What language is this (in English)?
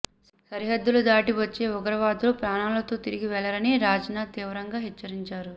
Telugu